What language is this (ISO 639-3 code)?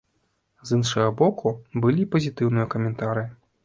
bel